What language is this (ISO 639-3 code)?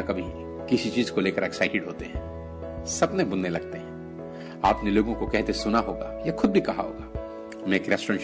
hin